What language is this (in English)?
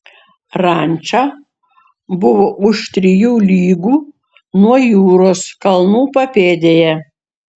Lithuanian